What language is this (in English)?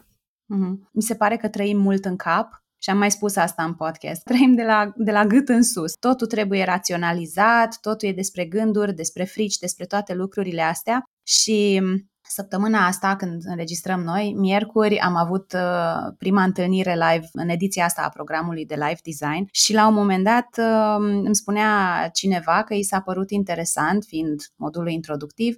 Romanian